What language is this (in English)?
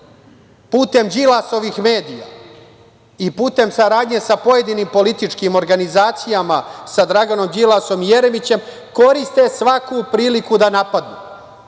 Serbian